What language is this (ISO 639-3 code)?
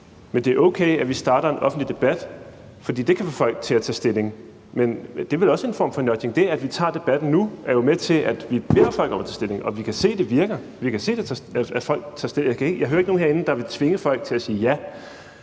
dan